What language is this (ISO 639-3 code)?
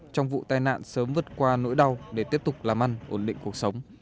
vie